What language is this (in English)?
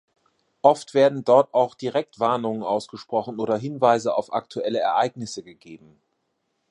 German